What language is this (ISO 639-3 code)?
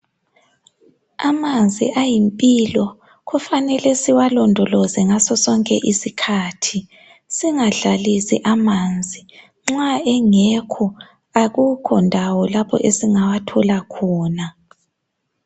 nde